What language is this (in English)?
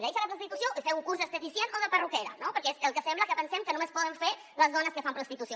Catalan